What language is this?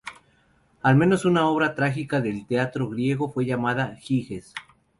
Spanish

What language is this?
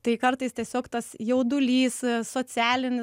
Lithuanian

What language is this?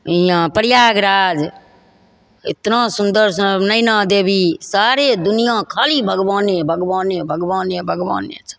Maithili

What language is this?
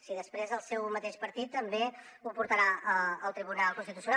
Catalan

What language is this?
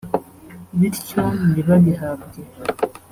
Kinyarwanda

